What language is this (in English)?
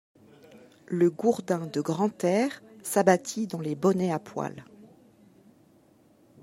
French